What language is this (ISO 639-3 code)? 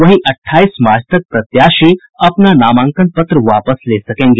hin